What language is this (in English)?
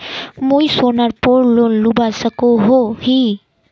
Magahi